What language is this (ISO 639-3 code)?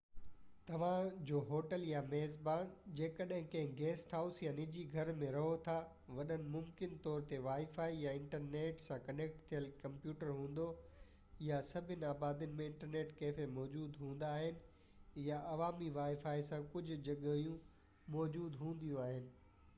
snd